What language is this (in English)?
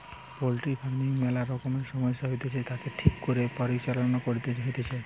Bangla